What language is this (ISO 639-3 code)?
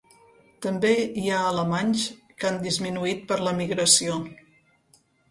cat